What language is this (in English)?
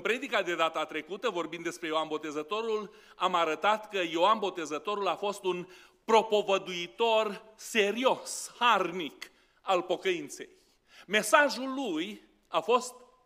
Romanian